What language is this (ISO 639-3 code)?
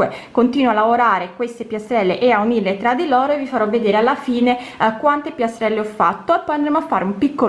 ita